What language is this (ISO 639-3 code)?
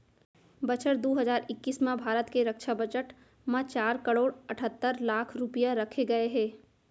hne